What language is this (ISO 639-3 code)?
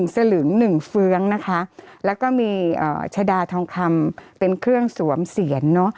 tha